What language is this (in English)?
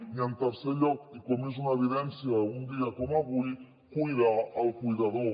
Catalan